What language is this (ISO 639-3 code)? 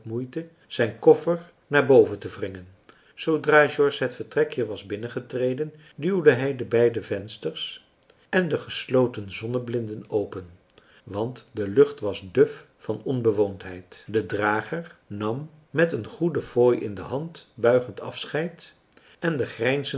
nld